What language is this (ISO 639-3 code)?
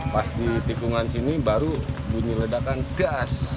ind